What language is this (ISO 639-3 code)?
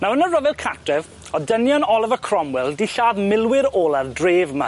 cym